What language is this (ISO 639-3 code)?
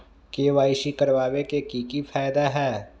mag